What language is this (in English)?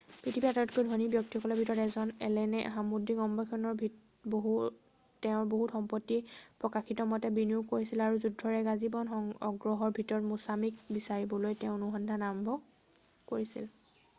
Assamese